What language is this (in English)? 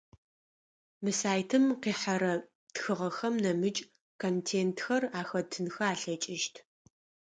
Adyghe